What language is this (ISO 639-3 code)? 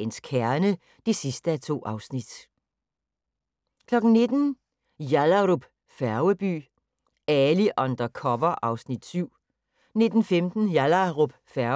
dan